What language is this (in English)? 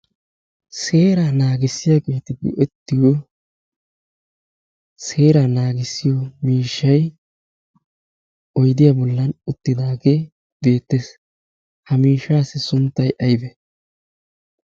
Wolaytta